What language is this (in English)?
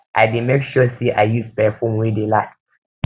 Nigerian Pidgin